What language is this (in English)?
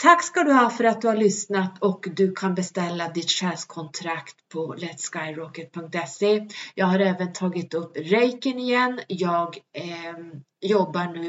Swedish